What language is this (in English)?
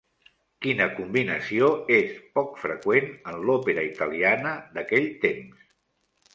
Catalan